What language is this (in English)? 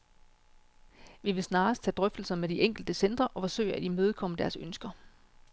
Danish